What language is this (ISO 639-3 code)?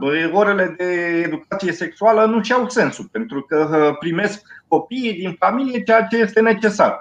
ron